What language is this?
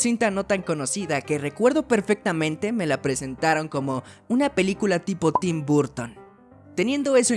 Spanish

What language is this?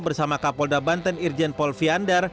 Indonesian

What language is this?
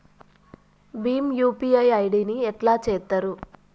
Telugu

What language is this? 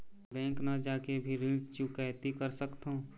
Chhattisgarhi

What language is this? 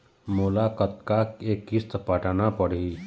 Chhattisgarhi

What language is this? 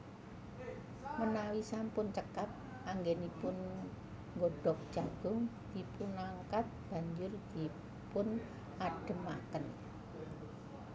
Javanese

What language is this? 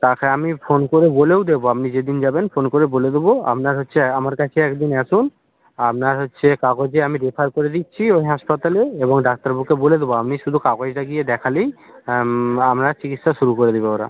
Bangla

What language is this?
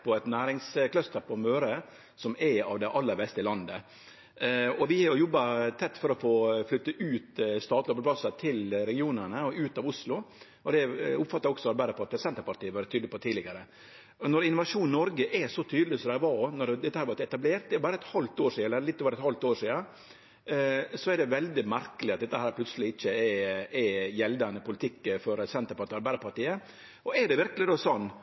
Norwegian Nynorsk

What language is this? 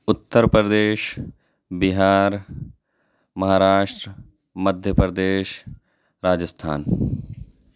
Urdu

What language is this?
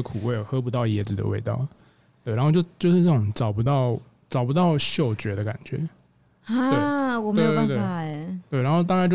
Chinese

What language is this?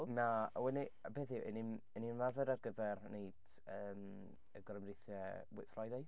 Welsh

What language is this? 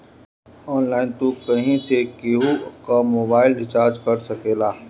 Bhojpuri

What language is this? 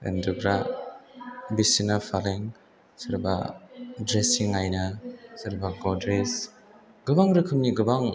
Bodo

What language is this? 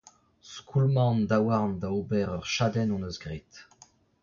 Breton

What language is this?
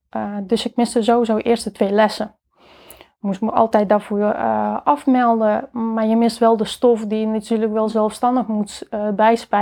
Dutch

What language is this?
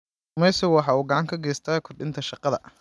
Somali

